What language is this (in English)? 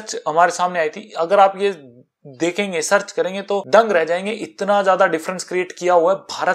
Hindi